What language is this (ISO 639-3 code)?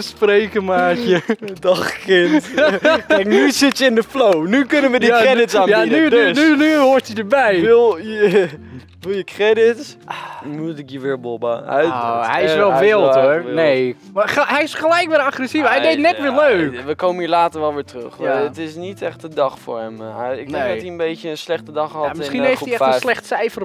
nld